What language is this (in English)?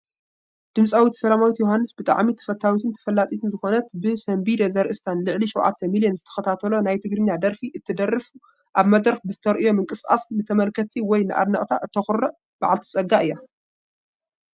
Tigrinya